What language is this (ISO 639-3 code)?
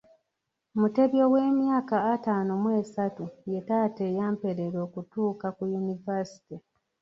lug